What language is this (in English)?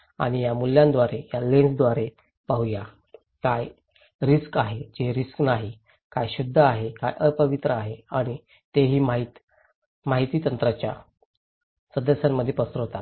Marathi